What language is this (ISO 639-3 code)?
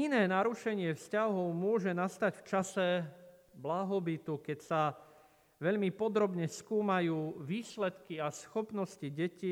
slk